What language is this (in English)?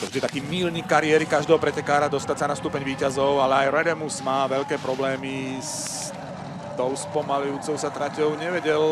Slovak